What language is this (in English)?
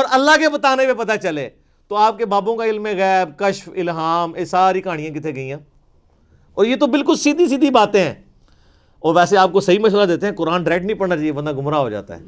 Urdu